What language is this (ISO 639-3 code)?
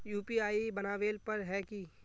mag